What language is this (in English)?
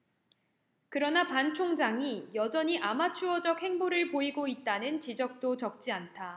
Korean